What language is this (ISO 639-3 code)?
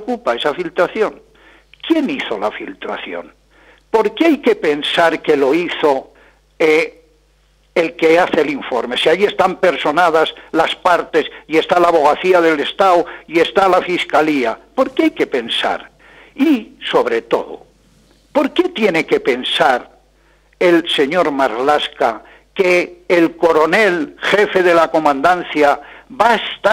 spa